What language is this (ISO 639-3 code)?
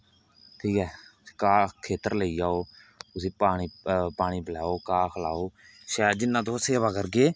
doi